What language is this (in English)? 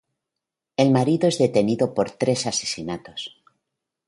Spanish